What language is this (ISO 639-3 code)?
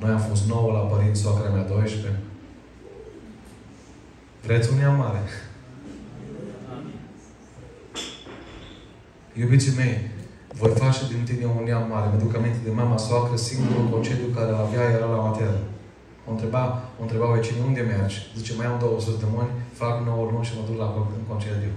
ron